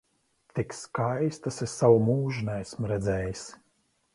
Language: Latvian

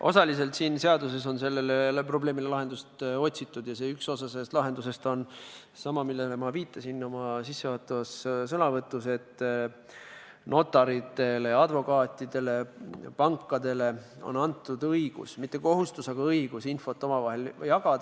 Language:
Estonian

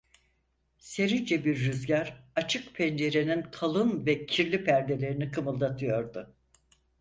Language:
Turkish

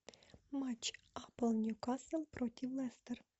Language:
Russian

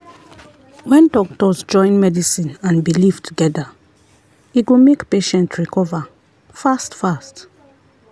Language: Nigerian Pidgin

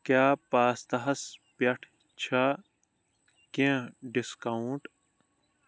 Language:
Kashmiri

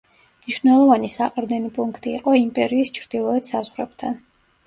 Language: Georgian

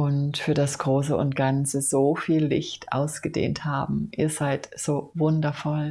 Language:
German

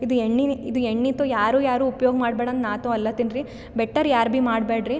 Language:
Kannada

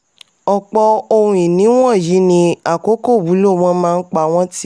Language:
Yoruba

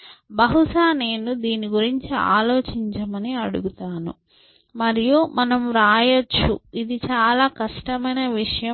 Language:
Telugu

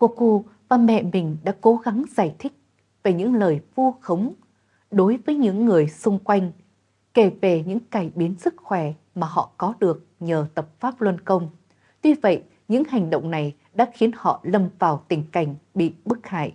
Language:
Vietnamese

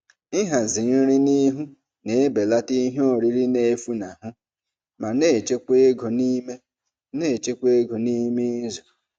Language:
Igbo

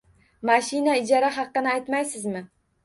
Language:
Uzbek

